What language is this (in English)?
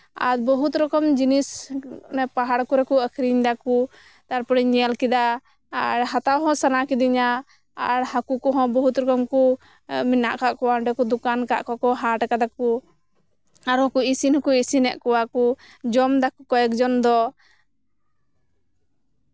Santali